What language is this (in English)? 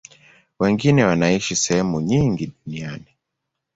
Swahili